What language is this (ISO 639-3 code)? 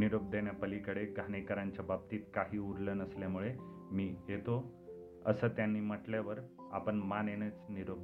mar